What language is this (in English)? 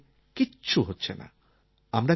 Bangla